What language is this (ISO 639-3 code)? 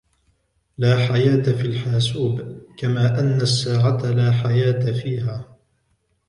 ara